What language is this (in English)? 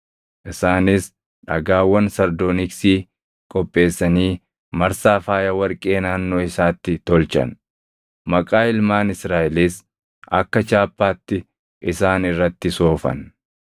Oromo